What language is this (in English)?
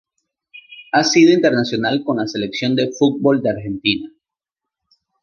Spanish